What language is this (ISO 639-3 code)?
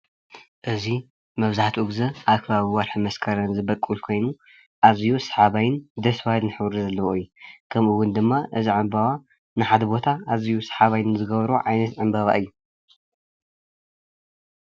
tir